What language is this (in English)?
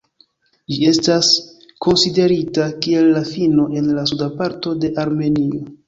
Esperanto